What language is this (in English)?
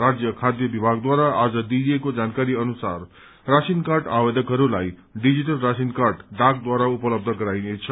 Nepali